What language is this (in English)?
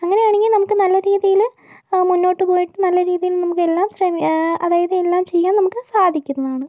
Malayalam